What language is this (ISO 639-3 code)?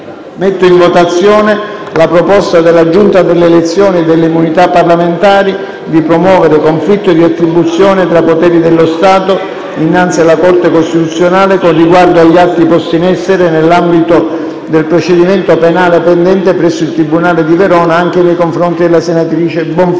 ita